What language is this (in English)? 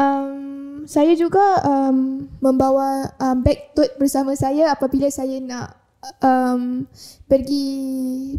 Malay